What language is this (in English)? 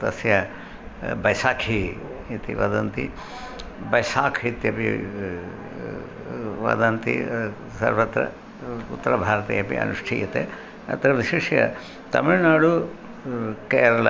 Sanskrit